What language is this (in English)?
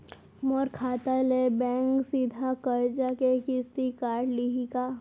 Chhattisgarhi